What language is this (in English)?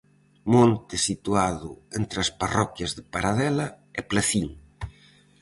Galician